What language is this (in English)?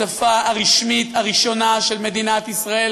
Hebrew